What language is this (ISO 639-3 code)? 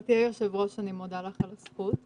heb